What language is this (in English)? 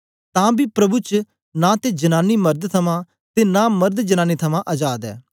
Dogri